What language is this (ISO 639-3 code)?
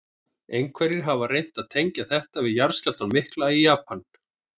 isl